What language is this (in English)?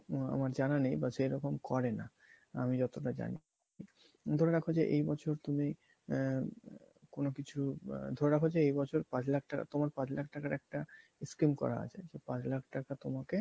Bangla